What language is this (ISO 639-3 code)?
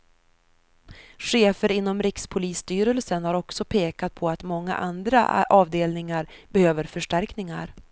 swe